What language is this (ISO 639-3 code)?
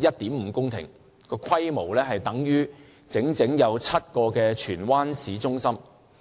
yue